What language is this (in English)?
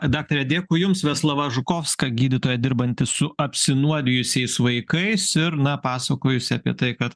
Lithuanian